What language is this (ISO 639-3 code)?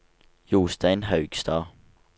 nor